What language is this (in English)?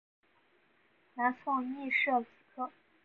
Chinese